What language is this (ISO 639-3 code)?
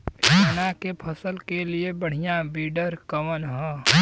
bho